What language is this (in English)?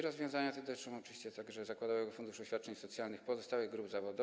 Polish